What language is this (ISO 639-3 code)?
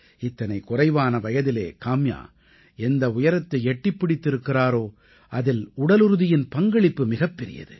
tam